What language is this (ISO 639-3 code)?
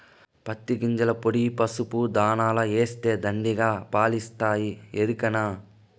tel